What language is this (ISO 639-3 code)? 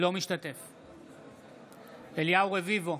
heb